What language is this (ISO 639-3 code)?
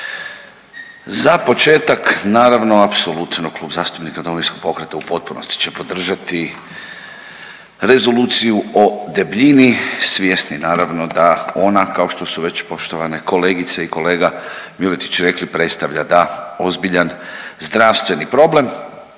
hrv